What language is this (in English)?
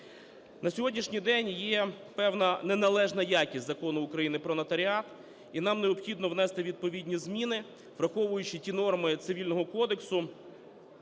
Ukrainian